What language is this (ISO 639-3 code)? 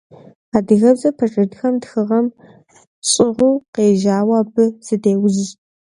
kbd